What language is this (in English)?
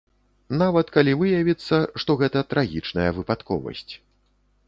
Belarusian